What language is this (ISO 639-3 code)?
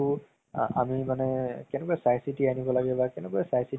asm